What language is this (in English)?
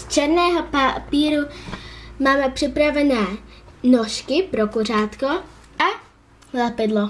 Czech